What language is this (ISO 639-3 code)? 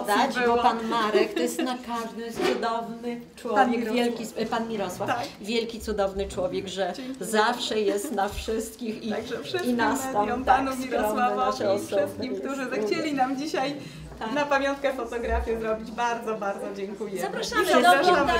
pol